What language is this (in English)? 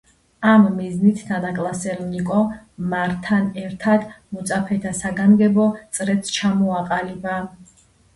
Georgian